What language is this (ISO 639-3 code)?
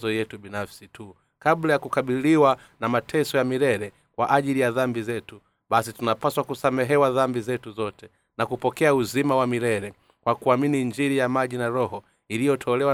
swa